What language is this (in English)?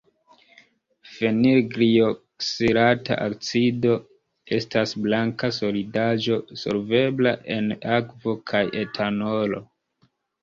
Esperanto